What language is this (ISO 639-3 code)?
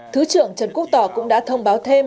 vie